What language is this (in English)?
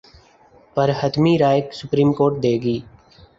Urdu